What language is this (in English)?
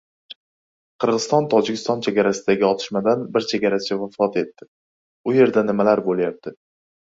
Uzbek